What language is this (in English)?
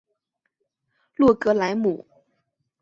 Chinese